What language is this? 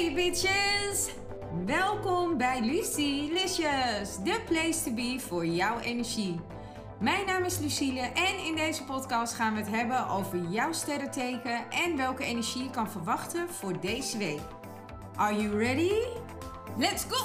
Dutch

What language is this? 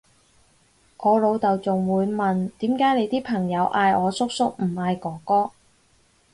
Cantonese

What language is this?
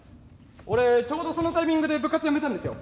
Japanese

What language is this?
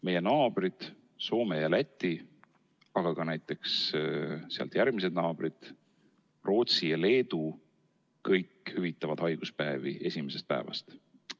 Estonian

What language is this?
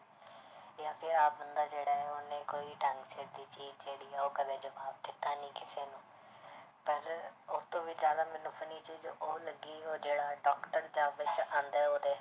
Punjabi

